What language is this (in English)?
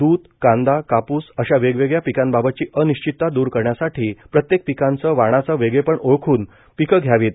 Marathi